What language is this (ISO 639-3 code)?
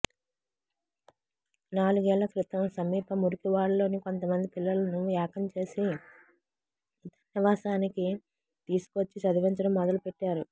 tel